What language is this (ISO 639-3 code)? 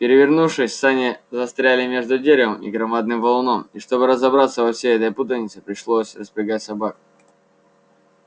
rus